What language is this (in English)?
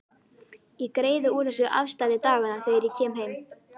Icelandic